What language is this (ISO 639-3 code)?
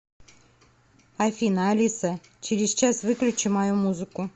rus